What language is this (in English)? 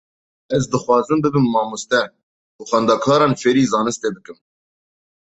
Kurdish